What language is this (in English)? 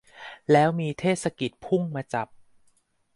Thai